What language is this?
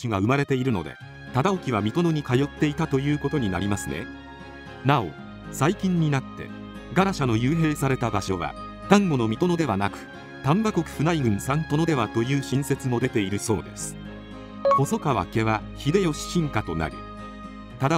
Japanese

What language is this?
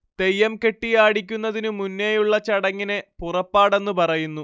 Malayalam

